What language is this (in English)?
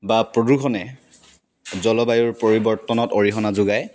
Assamese